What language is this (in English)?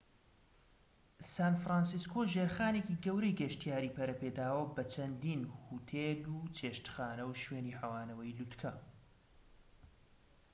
Central Kurdish